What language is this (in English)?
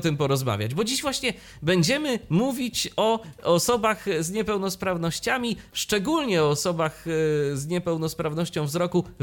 Polish